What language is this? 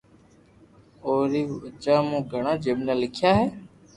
Loarki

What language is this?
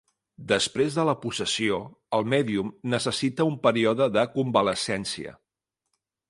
Catalan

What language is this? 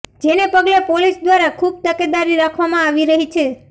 Gujarati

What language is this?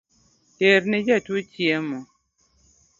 Luo (Kenya and Tanzania)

